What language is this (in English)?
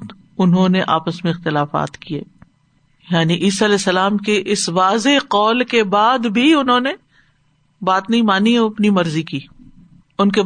Urdu